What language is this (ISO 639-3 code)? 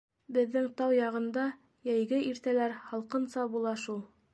bak